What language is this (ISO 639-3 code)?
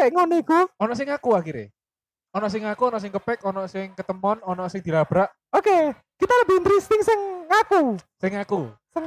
ind